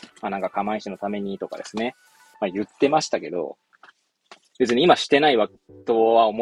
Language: Japanese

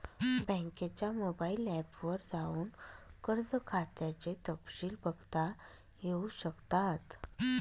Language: Marathi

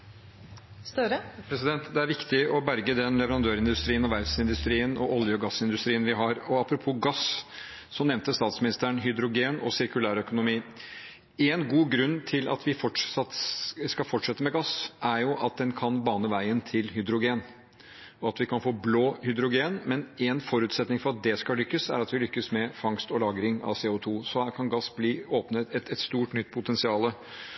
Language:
Norwegian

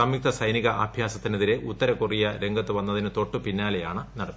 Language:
Malayalam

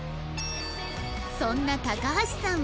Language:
Japanese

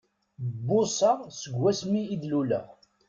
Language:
Kabyle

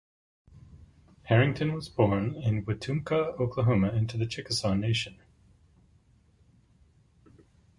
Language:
English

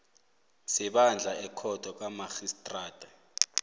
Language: South Ndebele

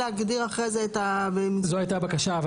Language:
Hebrew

